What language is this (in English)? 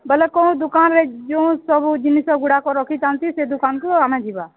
Odia